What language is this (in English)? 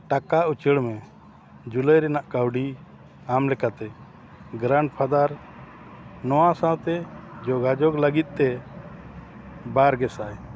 Santali